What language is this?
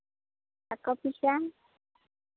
Santali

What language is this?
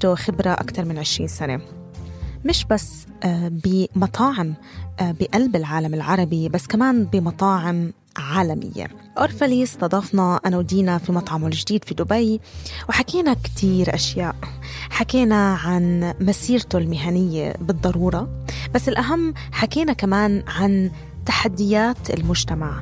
Arabic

